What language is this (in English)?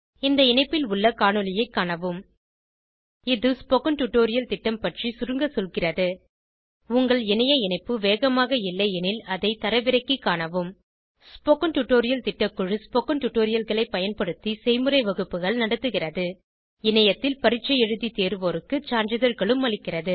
Tamil